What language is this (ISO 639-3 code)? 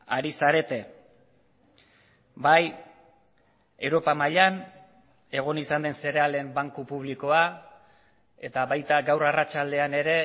eus